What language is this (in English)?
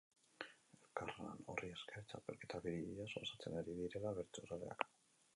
Basque